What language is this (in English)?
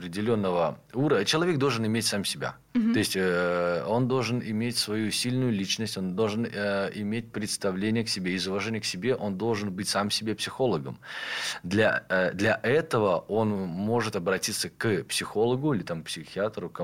Russian